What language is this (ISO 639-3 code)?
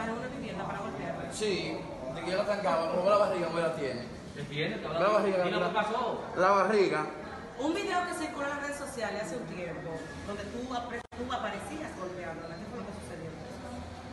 spa